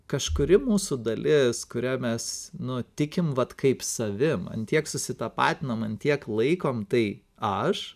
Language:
Lithuanian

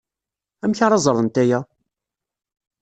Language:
Kabyle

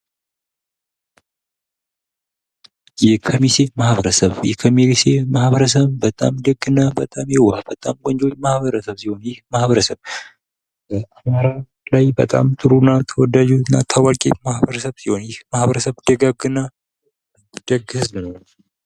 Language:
Amharic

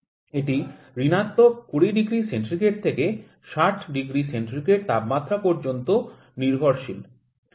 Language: Bangla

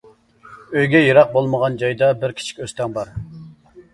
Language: Uyghur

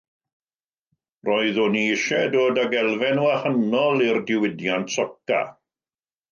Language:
Welsh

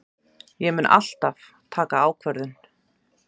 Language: Icelandic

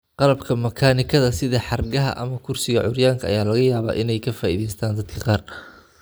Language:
Somali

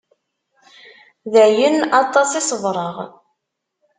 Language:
Kabyle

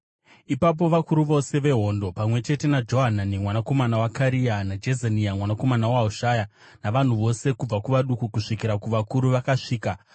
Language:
Shona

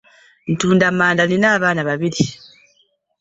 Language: Ganda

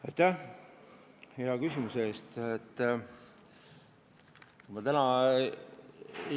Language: Estonian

